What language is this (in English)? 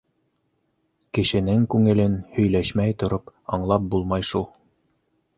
Bashkir